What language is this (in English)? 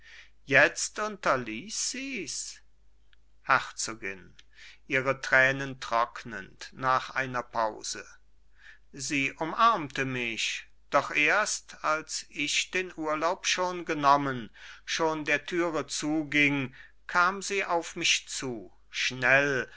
German